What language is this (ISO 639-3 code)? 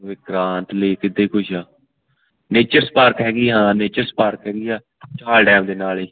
pan